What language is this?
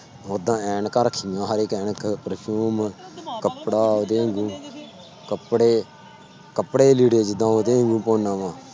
Punjabi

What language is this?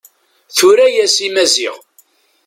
Kabyle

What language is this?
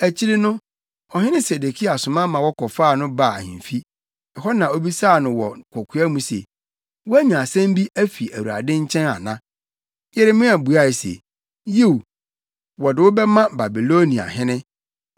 Akan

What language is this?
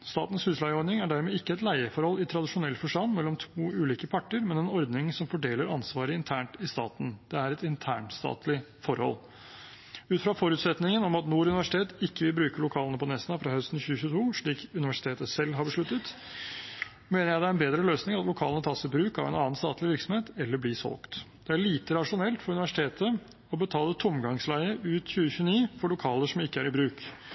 Norwegian Bokmål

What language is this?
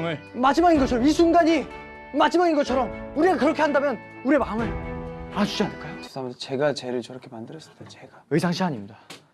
Korean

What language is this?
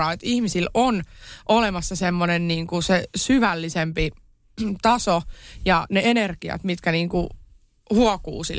Finnish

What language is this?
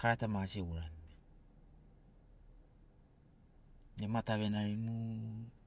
Sinaugoro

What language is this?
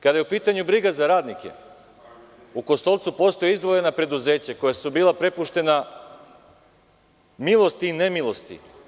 Serbian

